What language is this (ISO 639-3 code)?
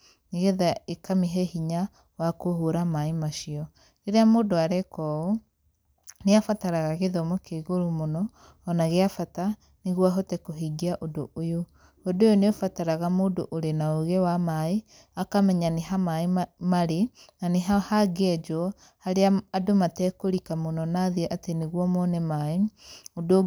kik